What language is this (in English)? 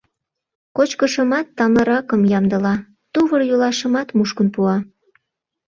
Mari